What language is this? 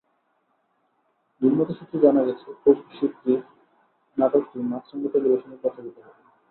Bangla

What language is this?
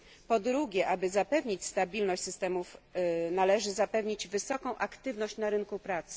Polish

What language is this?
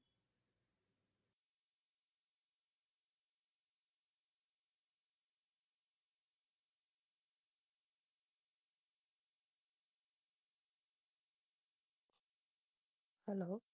Tamil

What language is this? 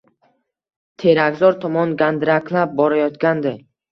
Uzbek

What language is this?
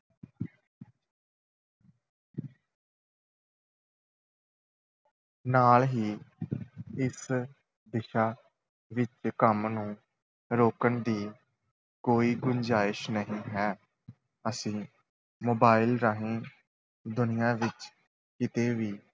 Punjabi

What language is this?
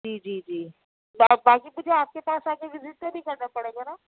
Urdu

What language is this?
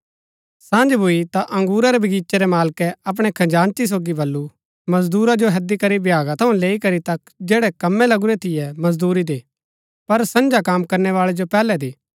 Gaddi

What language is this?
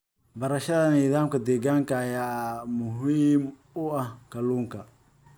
Somali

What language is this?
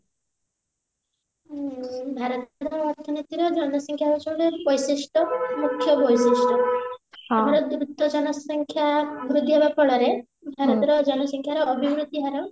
Odia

